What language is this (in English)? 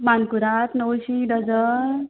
Konkani